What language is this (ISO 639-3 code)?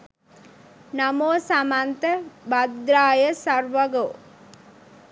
sin